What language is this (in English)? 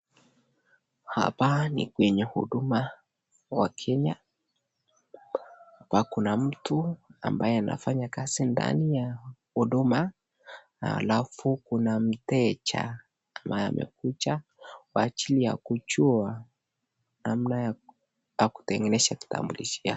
Swahili